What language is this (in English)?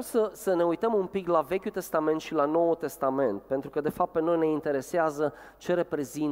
Romanian